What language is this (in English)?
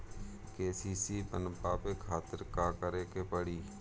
Bhojpuri